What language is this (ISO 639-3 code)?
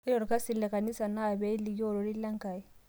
mas